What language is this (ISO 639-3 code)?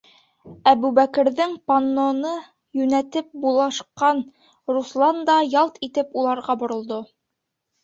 bak